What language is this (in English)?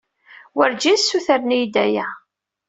Kabyle